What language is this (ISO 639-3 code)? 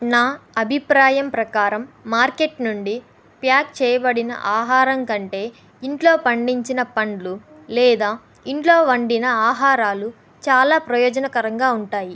tel